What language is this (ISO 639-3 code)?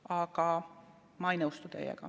est